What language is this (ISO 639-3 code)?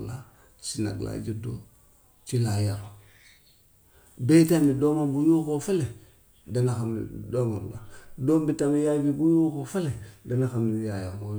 wof